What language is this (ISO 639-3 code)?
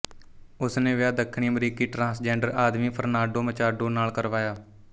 pan